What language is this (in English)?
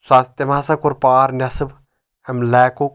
Kashmiri